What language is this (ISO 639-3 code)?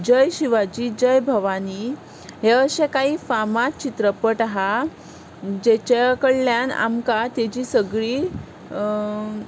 kok